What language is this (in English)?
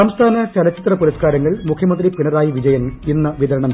Malayalam